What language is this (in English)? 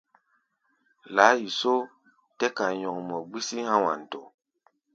Gbaya